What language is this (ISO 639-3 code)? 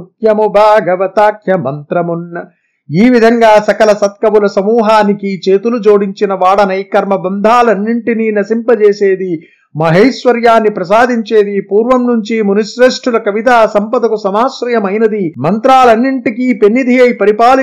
tel